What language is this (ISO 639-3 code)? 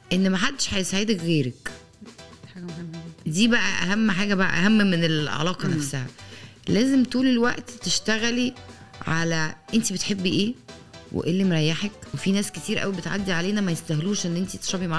ara